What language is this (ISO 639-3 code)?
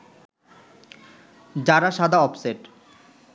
ben